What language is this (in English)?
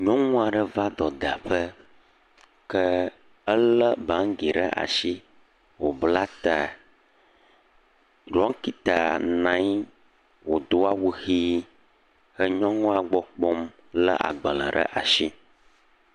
Ewe